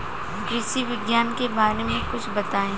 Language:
Bhojpuri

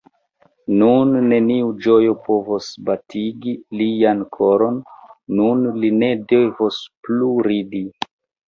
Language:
Esperanto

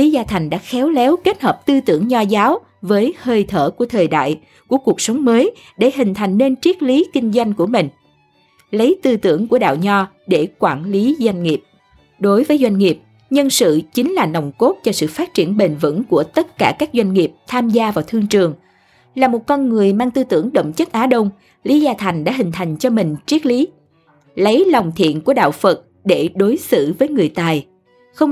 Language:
Vietnamese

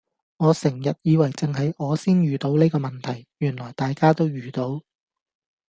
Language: Cantonese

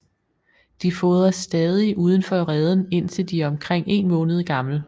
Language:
Danish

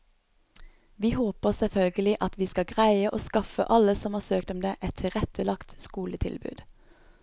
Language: Norwegian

